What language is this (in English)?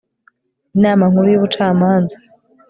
Kinyarwanda